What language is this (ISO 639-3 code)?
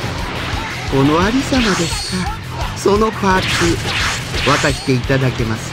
jpn